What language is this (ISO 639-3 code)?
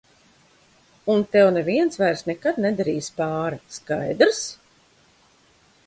lav